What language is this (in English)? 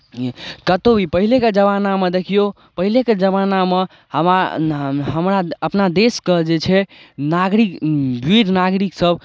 Maithili